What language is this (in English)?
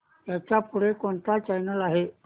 Marathi